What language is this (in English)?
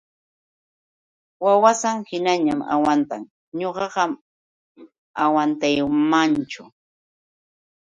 Yauyos Quechua